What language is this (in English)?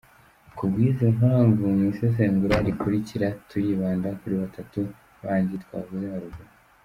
Kinyarwanda